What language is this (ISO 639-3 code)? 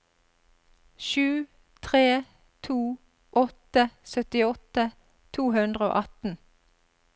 nor